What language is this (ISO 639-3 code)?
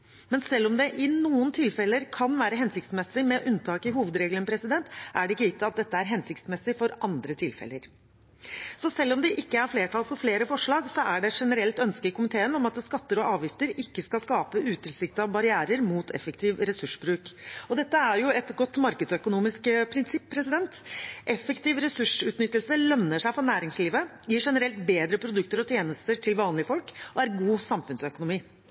nob